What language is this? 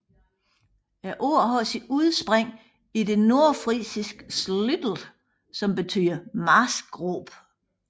Danish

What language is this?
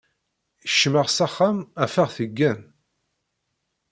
Kabyle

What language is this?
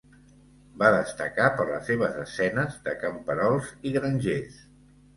Catalan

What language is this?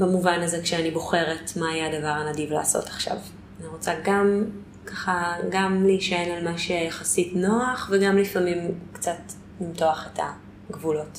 Hebrew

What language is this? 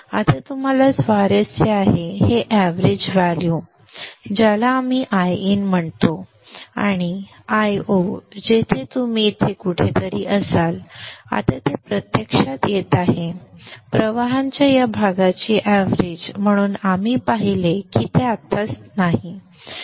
Marathi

